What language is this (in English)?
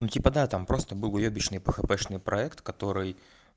Russian